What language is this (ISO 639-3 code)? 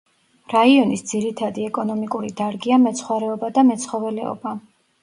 kat